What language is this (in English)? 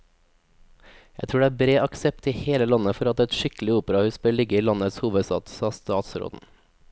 Norwegian